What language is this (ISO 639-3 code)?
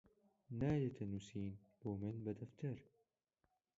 ckb